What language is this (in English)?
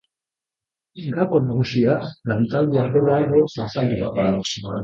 Basque